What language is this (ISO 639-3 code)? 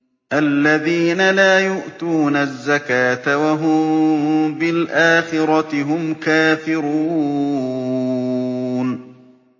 ara